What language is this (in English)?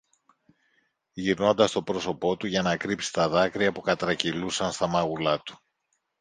Greek